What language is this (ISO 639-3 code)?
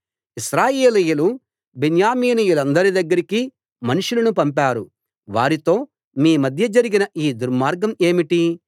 tel